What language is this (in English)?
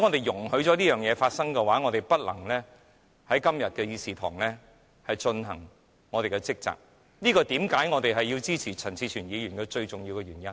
Cantonese